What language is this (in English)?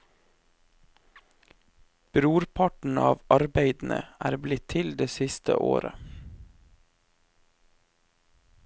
Norwegian